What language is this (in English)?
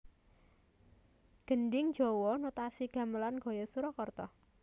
Javanese